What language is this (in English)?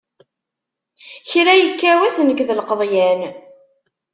Kabyle